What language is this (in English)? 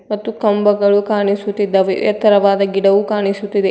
Kannada